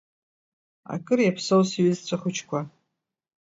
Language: Abkhazian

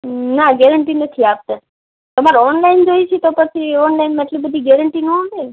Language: Gujarati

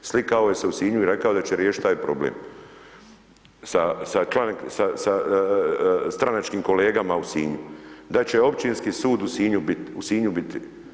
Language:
Croatian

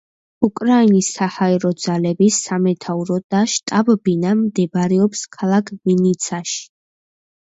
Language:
Georgian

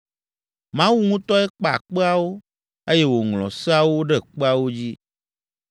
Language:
Ewe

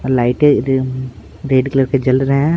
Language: Hindi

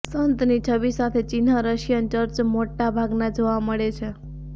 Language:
Gujarati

